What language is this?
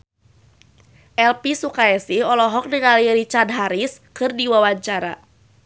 Sundanese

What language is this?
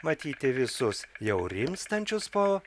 Lithuanian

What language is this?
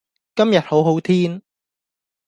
Cantonese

